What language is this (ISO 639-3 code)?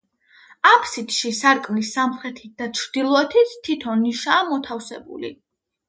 kat